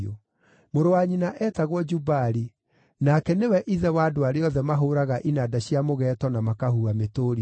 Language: Kikuyu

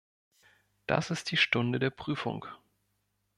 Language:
German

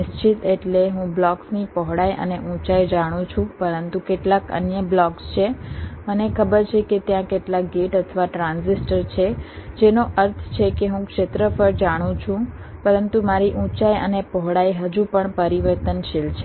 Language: Gujarati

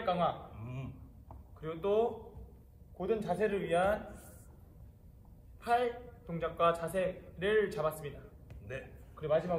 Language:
Korean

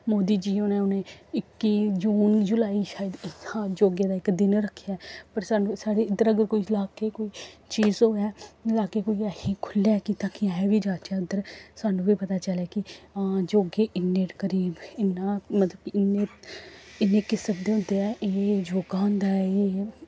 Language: Dogri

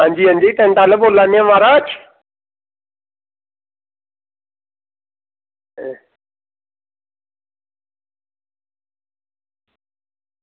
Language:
Dogri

